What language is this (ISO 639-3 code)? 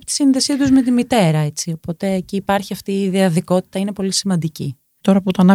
ell